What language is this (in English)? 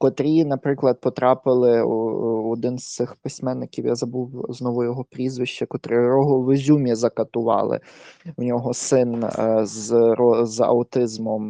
Ukrainian